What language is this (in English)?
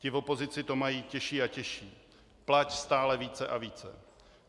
Czech